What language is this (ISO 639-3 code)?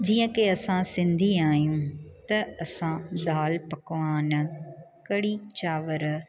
snd